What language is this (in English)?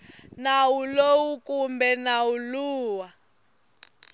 Tsonga